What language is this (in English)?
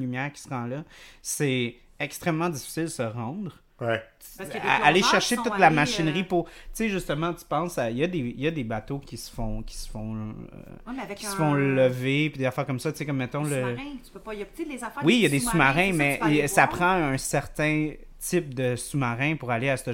French